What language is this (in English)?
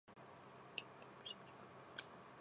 Japanese